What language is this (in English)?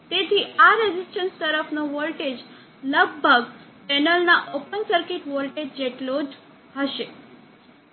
Gujarati